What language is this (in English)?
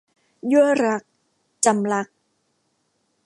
Thai